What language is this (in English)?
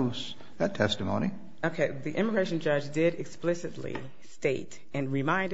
English